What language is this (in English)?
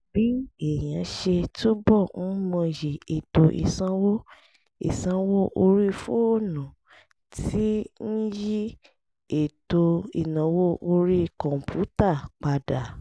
Yoruba